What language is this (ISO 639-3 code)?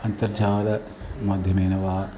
san